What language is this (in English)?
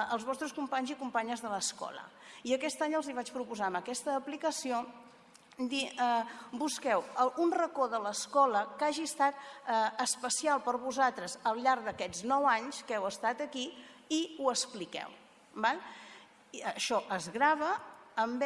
Spanish